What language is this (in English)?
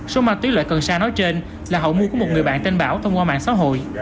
Vietnamese